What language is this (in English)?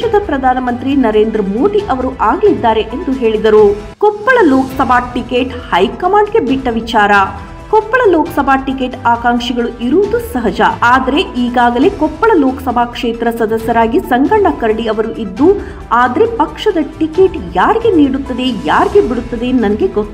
Kannada